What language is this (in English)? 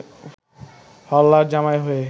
Bangla